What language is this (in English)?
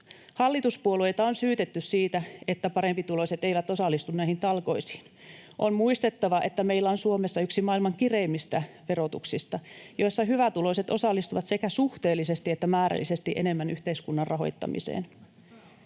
Finnish